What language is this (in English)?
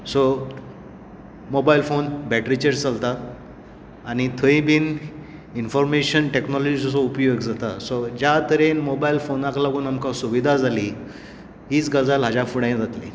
Konkani